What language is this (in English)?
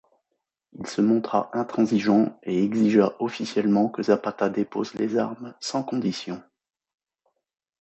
French